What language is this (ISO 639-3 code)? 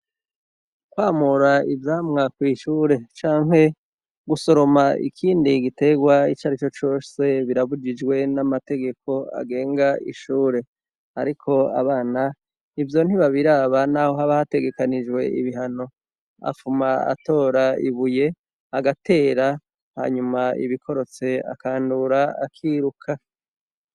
run